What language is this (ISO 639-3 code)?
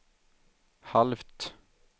swe